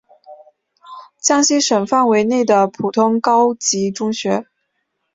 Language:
Chinese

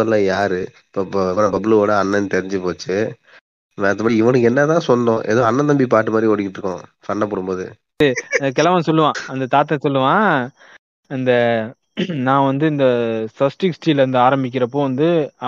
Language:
Tamil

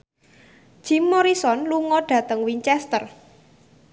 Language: Javanese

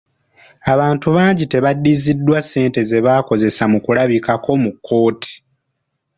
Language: Ganda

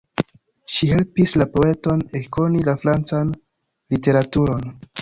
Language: Esperanto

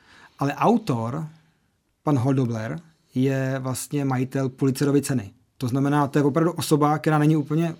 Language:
Czech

